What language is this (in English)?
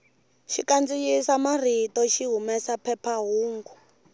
Tsonga